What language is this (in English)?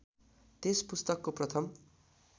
Nepali